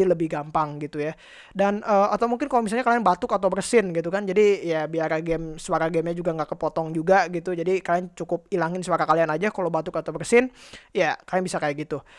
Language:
Indonesian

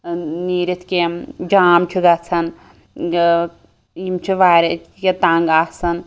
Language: Kashmiri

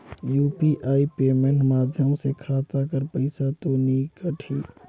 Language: Chhattisgarhi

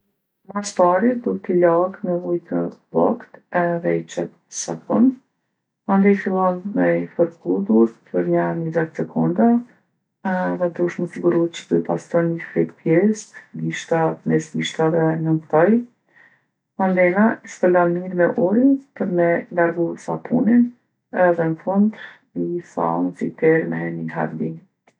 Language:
Gheg Albanian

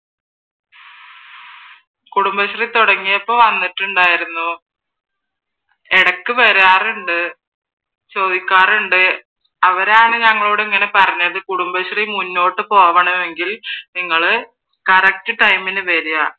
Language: Malayalam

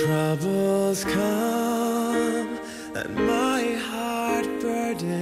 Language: Korean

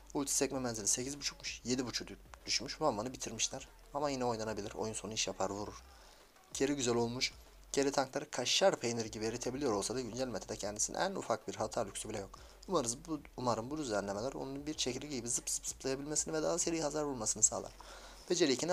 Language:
Turkish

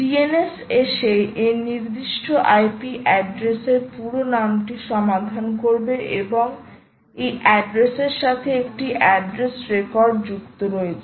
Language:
Bangla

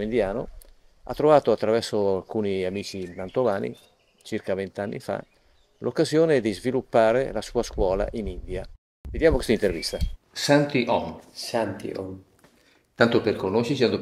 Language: Italian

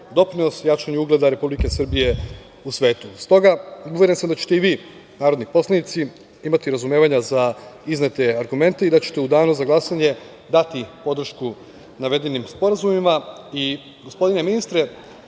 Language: Serbian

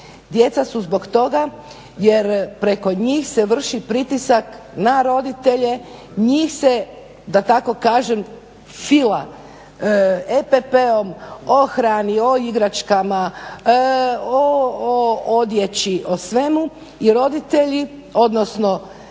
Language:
Croatian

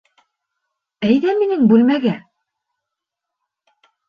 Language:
Bashkir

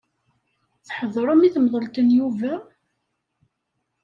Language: Kabyle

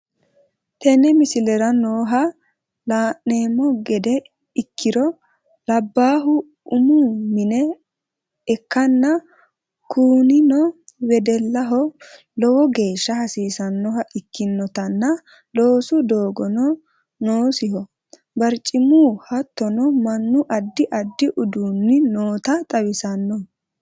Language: Sidamo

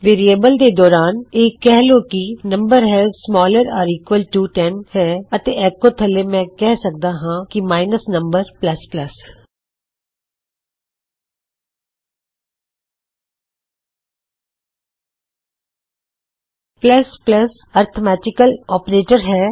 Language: Punjabi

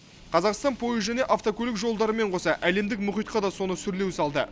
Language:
Kazakh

